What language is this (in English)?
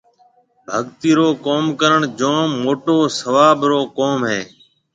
Marwari (Pakistan)